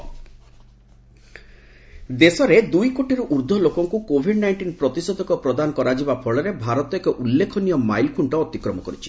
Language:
Odia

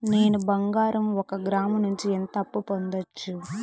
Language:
Telugu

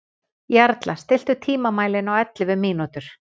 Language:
Icelandic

